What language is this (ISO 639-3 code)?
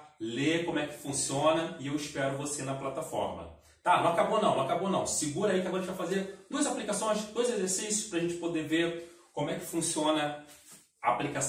por